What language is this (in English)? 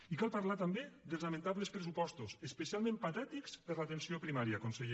Catalan